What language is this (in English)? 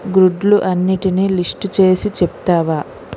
Telugu